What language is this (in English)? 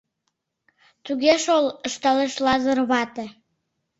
Mari